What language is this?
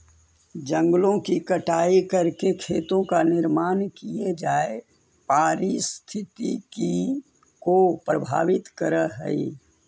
Magahi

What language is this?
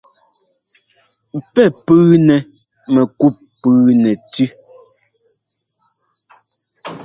Ngomba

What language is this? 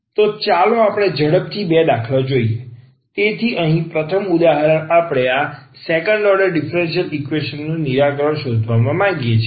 Gujarati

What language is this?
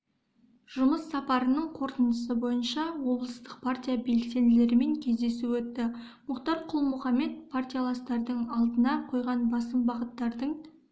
Kazakh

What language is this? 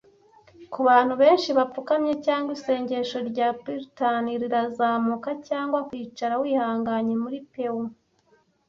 Kinyarwanda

